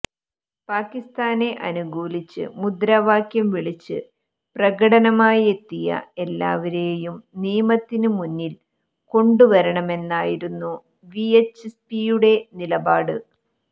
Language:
Malayalam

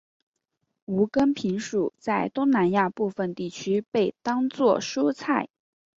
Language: Chinese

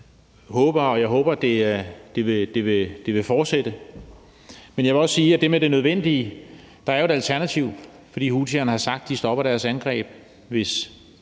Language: Danish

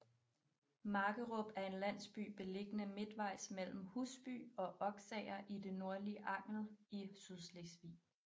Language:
Danish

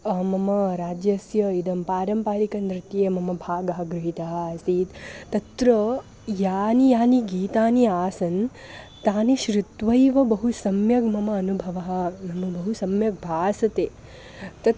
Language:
Sanskrit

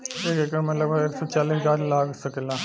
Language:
Bhojpuri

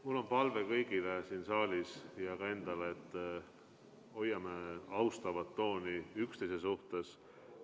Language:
Estonian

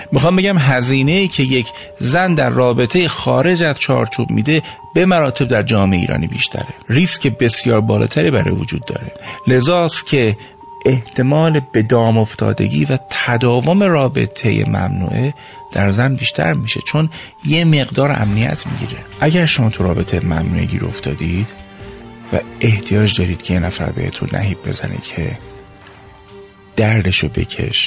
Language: Persian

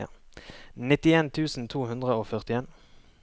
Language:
Norwegian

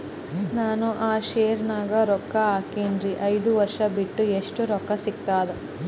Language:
Kannada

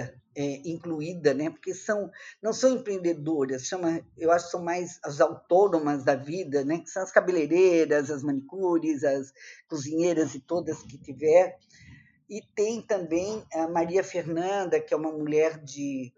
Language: Portuguese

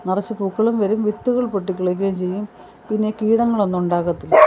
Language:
Malayalam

